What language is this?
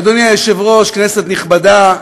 Hebrew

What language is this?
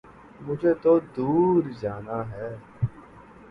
Urdu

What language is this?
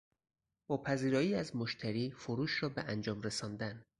Persian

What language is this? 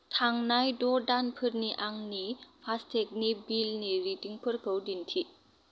Bodo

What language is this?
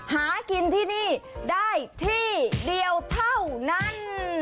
Thai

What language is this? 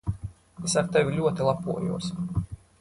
Latvian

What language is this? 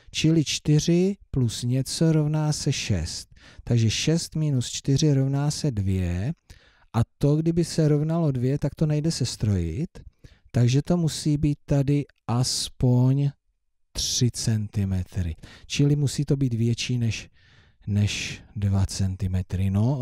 Czech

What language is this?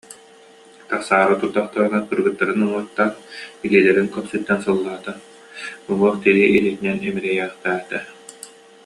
Yakut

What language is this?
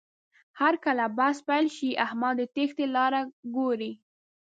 Pashto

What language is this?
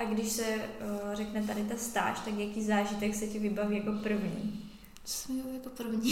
Czech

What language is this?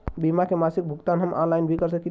Bhojpuri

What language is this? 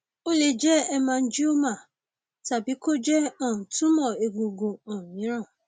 Yoruba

